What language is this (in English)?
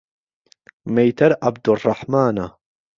Central Kurdish